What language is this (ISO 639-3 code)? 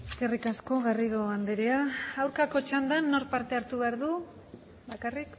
eus